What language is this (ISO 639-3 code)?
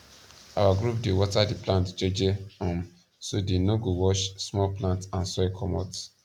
pcm